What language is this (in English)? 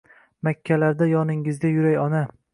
Uzbek